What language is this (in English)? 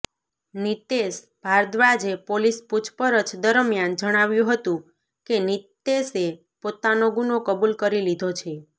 Gujarati